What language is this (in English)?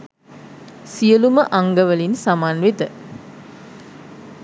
Sinhala